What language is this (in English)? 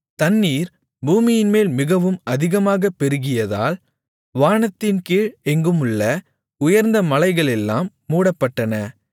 Tamil